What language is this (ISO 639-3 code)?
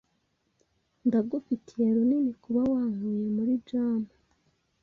kin